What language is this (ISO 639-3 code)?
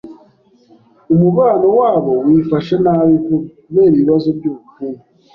kin